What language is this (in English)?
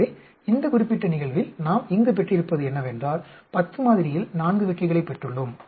Tamil